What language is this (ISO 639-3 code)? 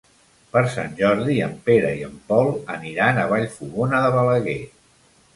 cat